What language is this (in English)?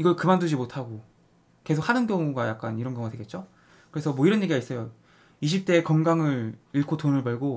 Korean